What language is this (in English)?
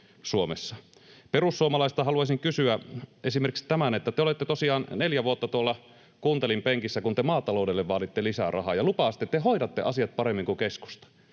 Finnish